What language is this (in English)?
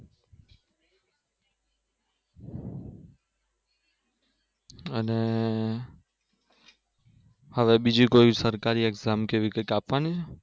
Gujarati